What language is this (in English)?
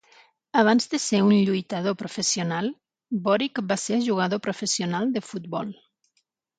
Catalan